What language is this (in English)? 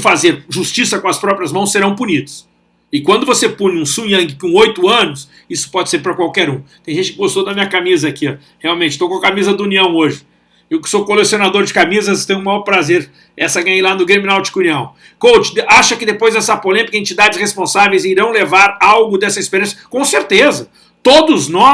Portuguese